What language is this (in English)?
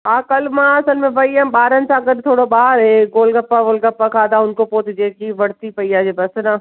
Sindhi